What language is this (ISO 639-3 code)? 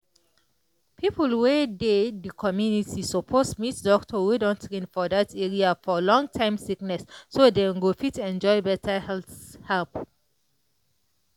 pcm